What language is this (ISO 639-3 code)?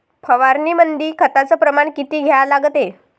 mar